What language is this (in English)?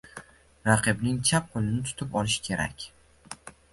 Uzbek